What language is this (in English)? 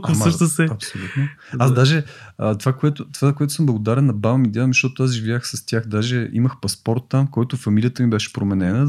Bulgarian